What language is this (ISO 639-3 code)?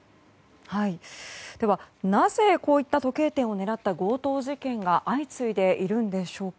jpn